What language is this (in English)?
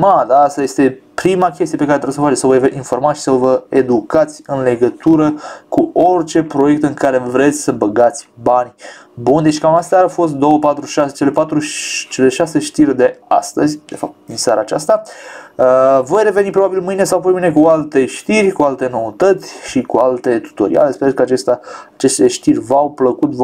Romanian